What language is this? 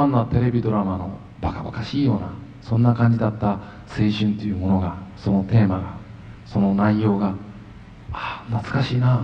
Japanese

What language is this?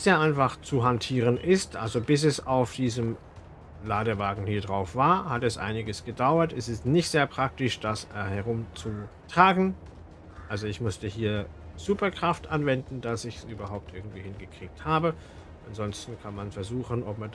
German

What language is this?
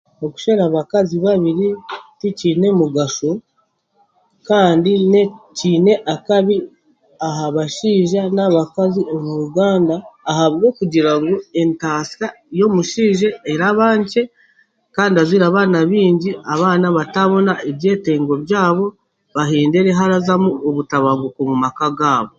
Chiga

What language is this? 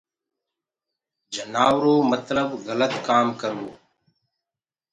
Gurgula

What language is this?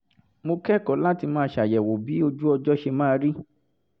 Yoruba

